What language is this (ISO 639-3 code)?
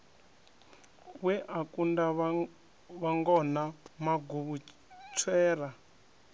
ven